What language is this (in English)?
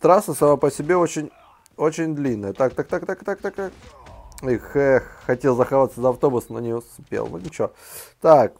Russian